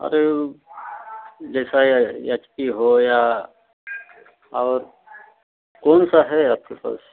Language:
Hindi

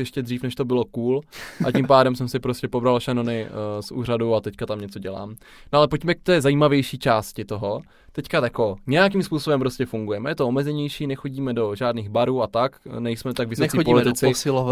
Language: Czech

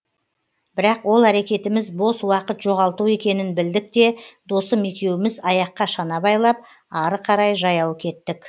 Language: Kazakh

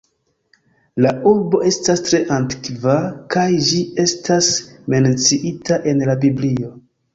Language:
Esperanto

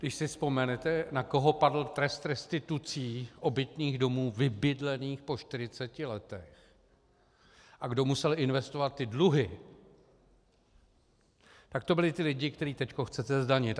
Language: Czech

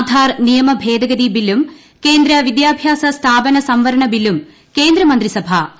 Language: Malayalam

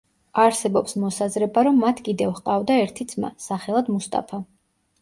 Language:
Georgian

